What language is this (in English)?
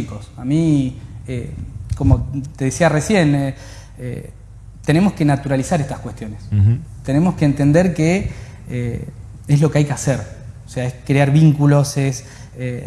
Spanish